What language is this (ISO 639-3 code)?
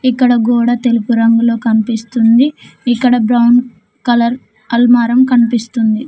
tel